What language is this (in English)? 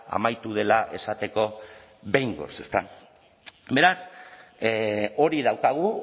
Basque